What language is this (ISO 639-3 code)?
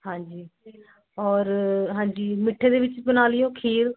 pan